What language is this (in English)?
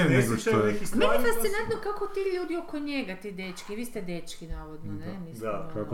Croatian